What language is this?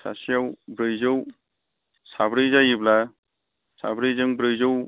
Bodo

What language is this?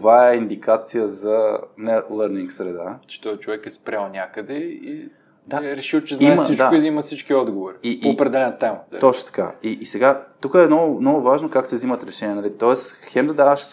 Bulgarian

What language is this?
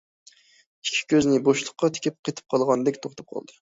Uyghur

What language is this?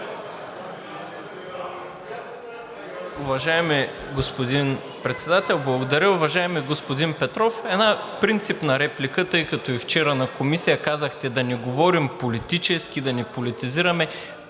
Bulgarian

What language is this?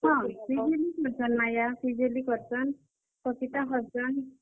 Odia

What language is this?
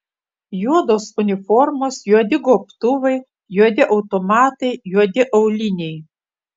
Lithuanian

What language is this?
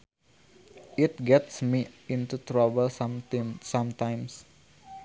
Sundanese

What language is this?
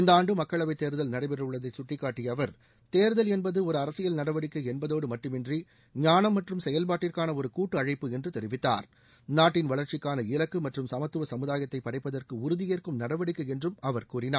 Tamil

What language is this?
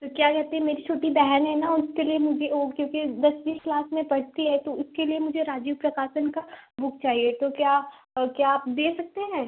Hindi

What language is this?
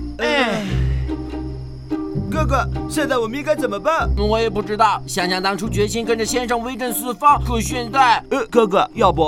Chinese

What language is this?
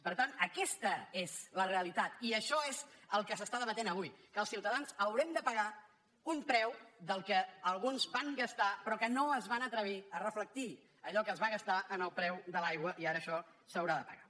Catalan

